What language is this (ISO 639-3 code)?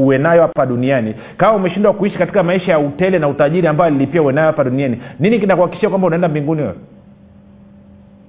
swa